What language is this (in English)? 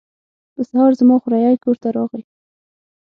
Pashto